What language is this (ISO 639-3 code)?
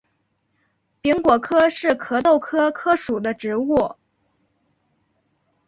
zho